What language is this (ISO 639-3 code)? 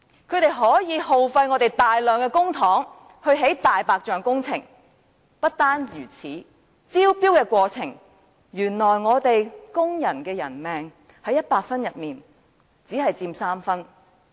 yue